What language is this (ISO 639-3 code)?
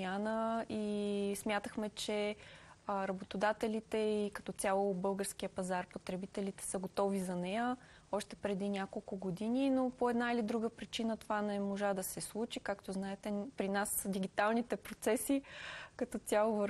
bul